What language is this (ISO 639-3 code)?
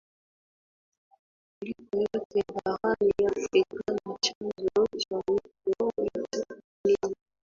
swa